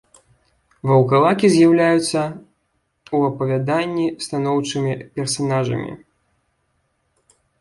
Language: Belarusian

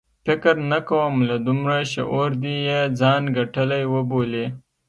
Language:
Pashto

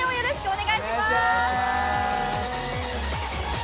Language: Japanese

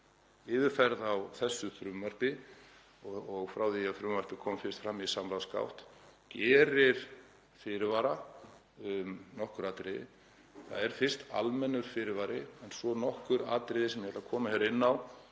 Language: Icelandic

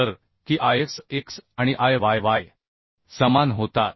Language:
Marathi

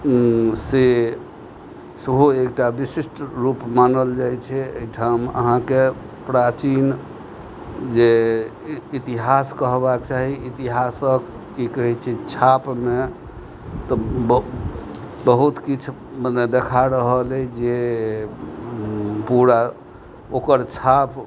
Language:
Maithili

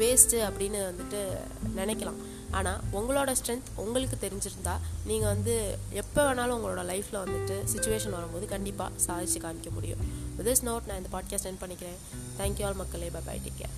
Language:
Tamil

